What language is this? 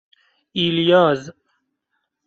Persian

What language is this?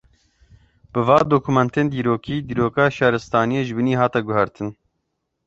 Kurdish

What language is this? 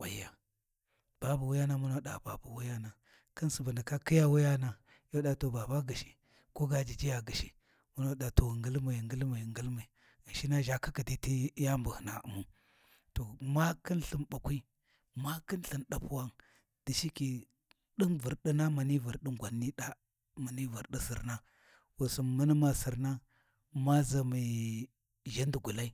Warji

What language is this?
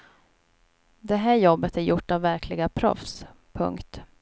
Swedish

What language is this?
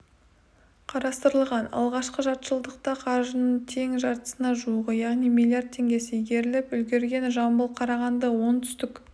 Kazakh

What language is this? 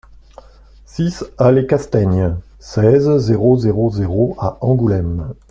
French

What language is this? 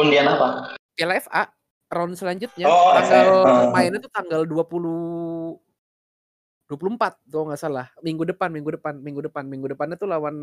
Indonesian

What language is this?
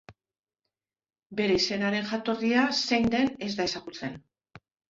Basque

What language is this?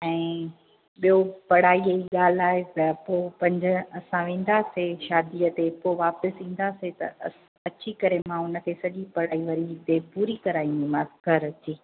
Sindhi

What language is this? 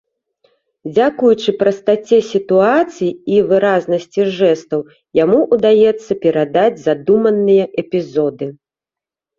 Belarusian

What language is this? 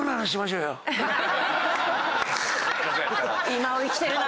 Japanese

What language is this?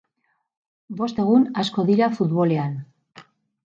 Basque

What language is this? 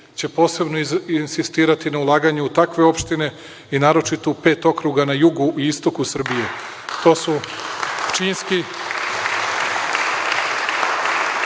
Serbian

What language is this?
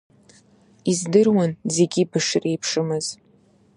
Abkhazian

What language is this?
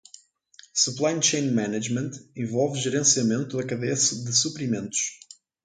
Portuguese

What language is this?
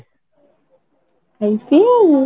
Odia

